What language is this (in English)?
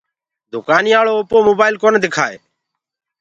Gurgula